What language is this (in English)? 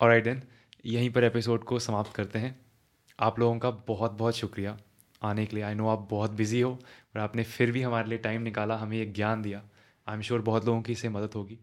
Hindi